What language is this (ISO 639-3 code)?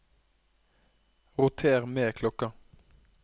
nor